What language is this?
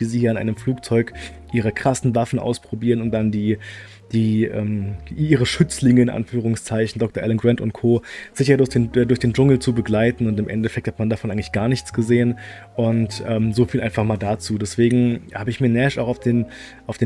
German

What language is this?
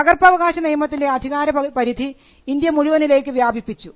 Malayalam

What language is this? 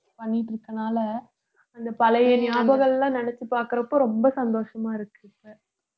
Tamil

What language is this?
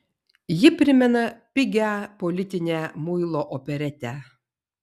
Lithuanian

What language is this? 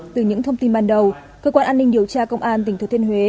Vietnamese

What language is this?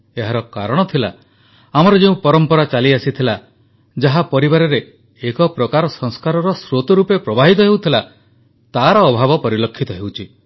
Odia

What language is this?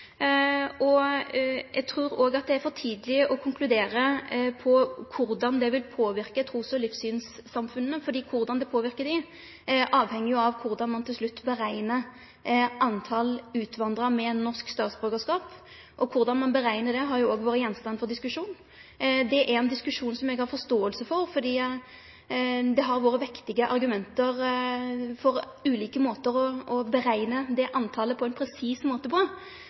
Norwegian Nynorsk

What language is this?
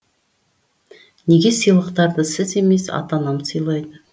Kazakh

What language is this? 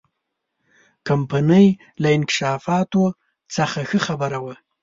Pashto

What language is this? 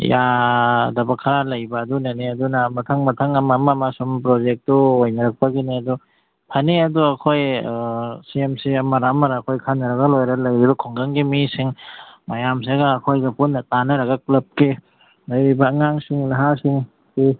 Manipuri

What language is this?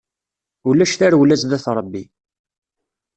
Kabyle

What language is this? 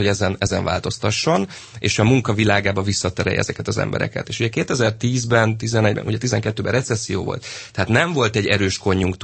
Hungarian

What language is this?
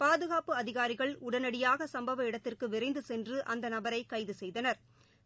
Tamil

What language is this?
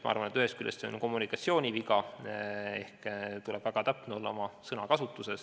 Estonian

